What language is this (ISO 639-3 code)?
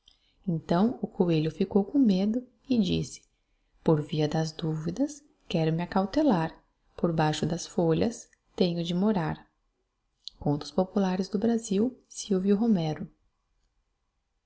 por